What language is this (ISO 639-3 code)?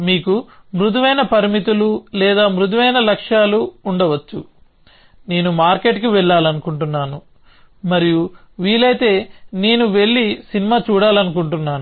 tel